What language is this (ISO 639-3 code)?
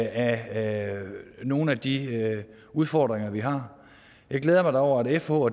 dan